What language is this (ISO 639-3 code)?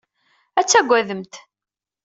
kab